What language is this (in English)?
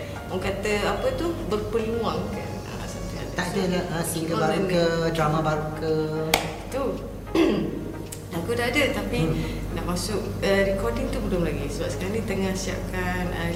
Malay